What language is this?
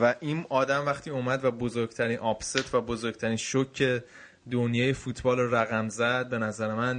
Persian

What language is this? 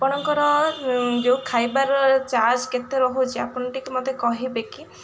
Odia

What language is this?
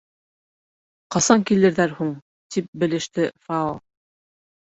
Bashkir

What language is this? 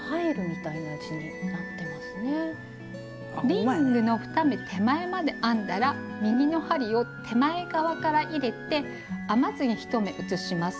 Japanese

